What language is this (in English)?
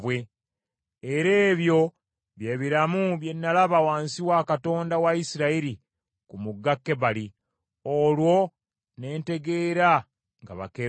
Ganda